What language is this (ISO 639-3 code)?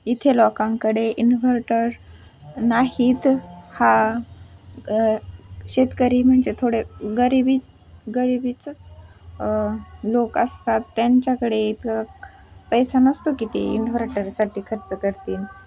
mar